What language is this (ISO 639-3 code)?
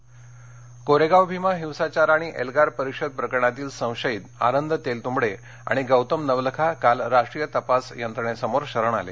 mar